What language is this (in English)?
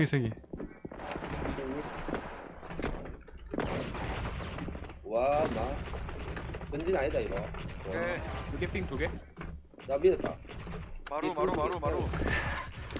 Korean